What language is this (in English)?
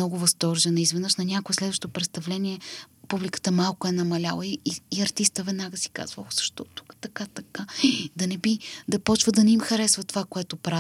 Bulgarian